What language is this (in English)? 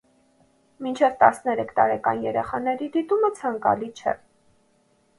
Armenian